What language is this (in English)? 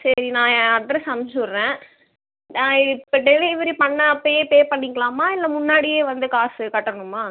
Tamil